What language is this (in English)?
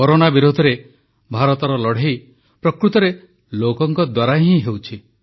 Odia